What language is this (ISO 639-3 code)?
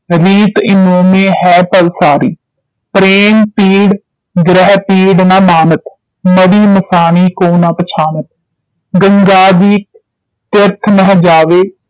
pan